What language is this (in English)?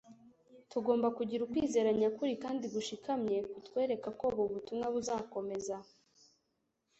Kinyarwanda